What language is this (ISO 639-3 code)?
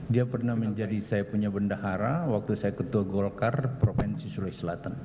ind